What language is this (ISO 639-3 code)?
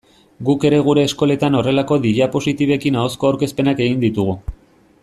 eus